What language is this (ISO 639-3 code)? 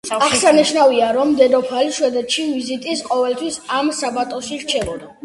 kat